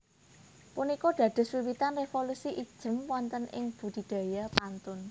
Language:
Javanese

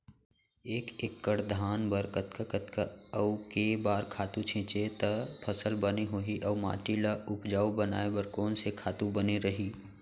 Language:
Chhattisgarhi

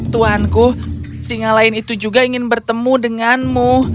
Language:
Indonesian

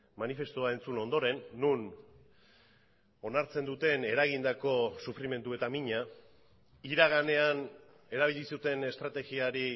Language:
Basque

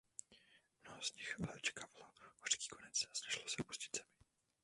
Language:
Czech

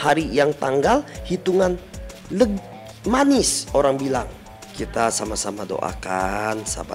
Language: Indonesian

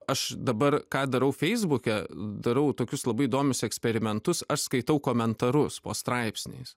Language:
Lithuanian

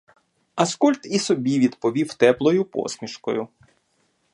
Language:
Ukrainian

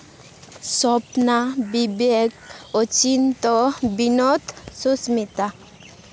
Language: Santali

